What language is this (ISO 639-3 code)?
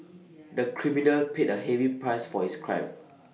eng